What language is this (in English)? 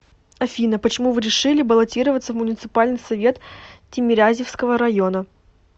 Russian